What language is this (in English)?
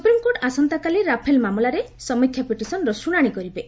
Odia